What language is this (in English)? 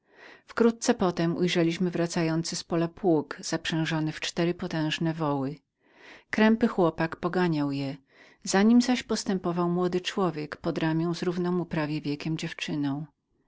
Polish